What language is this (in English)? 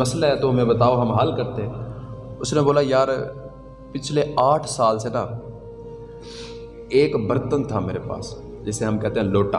Urdu